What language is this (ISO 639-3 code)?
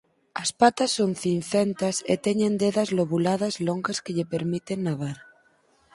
glg